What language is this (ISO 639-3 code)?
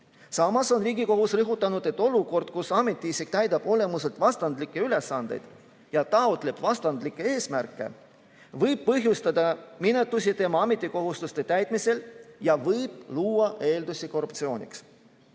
est